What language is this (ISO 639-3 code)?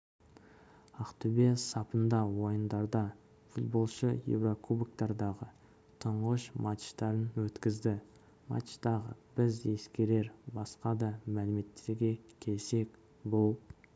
kaz